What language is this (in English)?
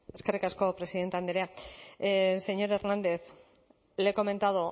Basque